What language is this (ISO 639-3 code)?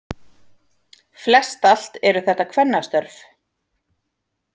isl